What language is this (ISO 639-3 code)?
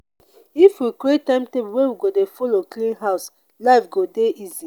pcm